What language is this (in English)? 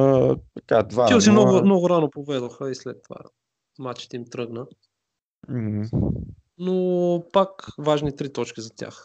Bulgarian